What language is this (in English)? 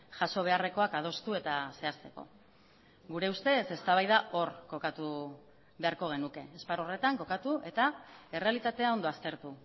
Basque